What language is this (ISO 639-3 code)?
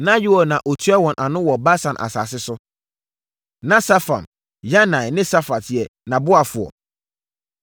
aka